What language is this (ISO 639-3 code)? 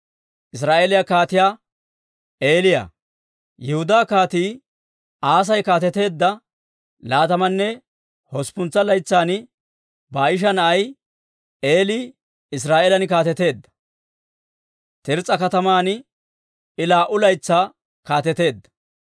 dwr